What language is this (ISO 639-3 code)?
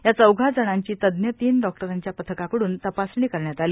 mar